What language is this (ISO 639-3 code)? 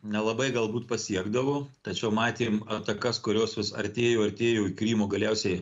lit